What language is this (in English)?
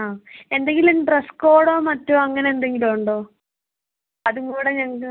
Malayalam